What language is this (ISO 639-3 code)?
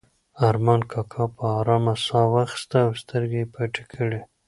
pus